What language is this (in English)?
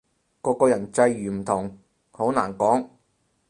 Cantonese